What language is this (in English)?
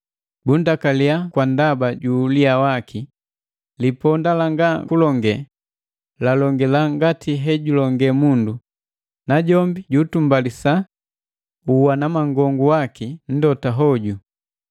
Matengo